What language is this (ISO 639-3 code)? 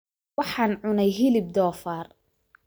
som